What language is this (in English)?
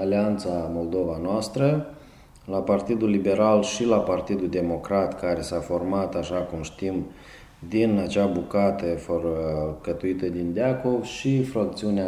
Romanian